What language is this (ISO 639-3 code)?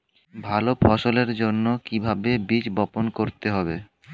ben